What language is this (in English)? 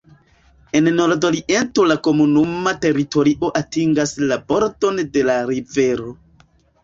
Esperanto